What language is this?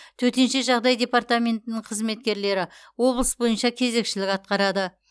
Kazakh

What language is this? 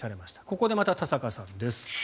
Japanese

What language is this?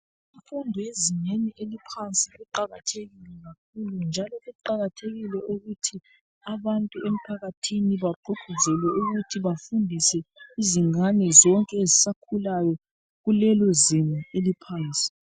North Ndebele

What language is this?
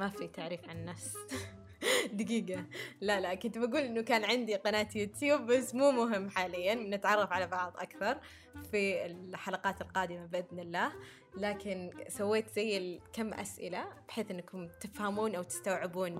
Arabic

